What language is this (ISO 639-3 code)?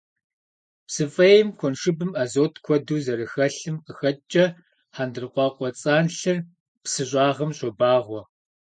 kbd